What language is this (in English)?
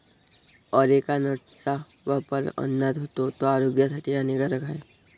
Marathi